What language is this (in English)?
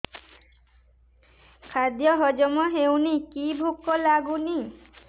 Odia